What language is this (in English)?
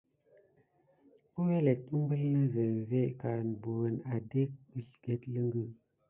Gidar